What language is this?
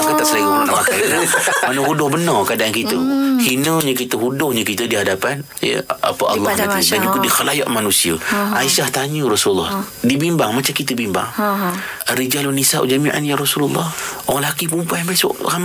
Malay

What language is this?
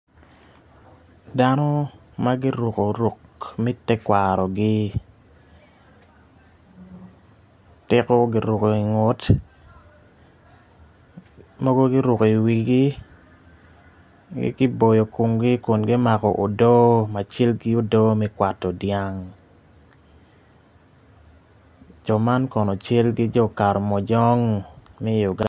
Acoli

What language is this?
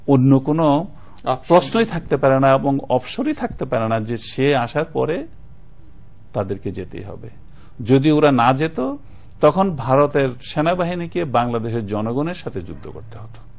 Bangla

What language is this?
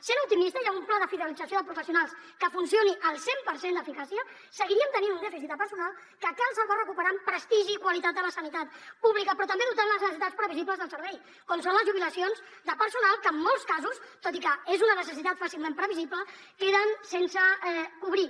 Catalan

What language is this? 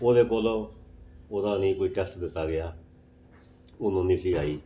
Punjabi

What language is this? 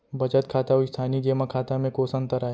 Chhattisgarhi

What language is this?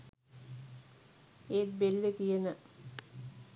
Sinhala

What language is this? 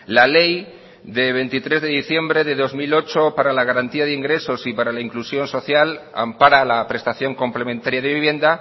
Spanish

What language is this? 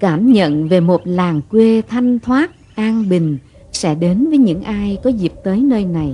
Vietnamese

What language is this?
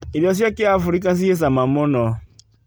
Kikuyu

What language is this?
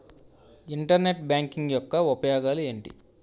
Telugu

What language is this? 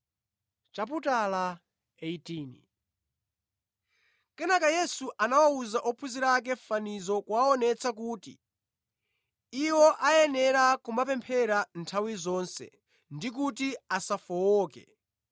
Nyanja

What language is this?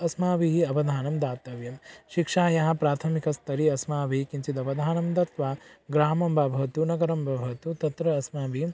Sanskrit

